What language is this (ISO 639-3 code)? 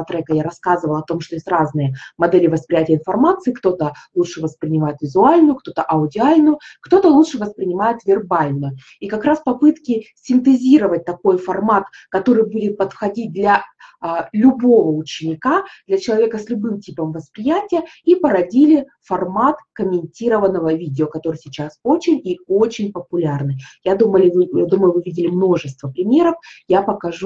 rus